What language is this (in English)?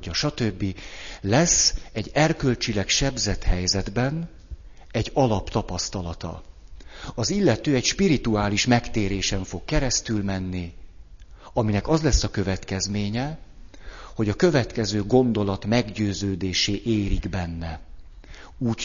Hungarian